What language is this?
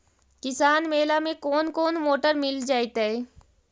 Magahi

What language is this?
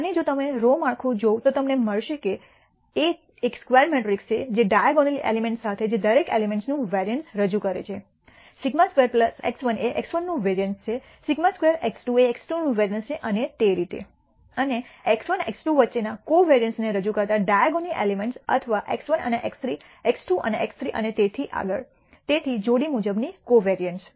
Gujarati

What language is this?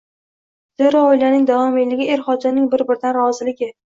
Uzbek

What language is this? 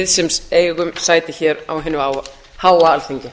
Icelandic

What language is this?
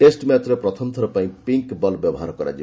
Odia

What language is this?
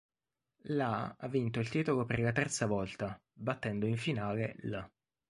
Italian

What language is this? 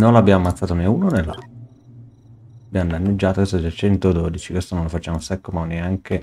Italian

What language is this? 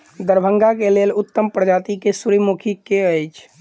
Maithili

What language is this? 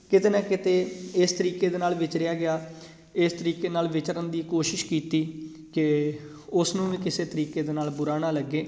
Punjabi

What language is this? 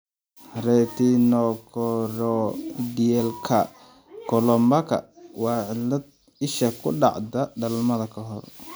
Somali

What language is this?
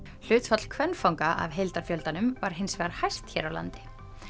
Icelandic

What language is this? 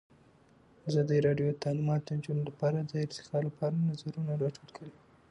Pashto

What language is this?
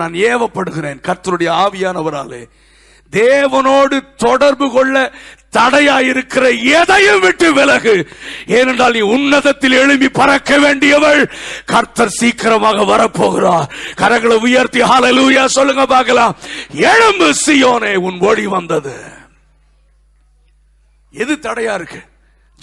Tamil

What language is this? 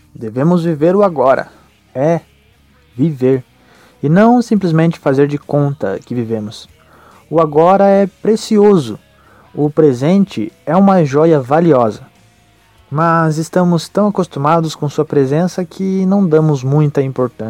Portuguese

